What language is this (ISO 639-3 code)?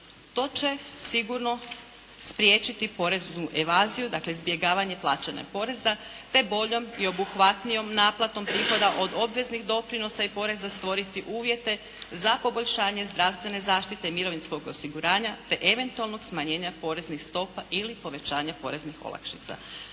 hrv